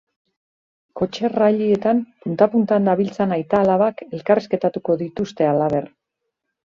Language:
Basque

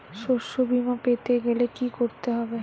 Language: Bangla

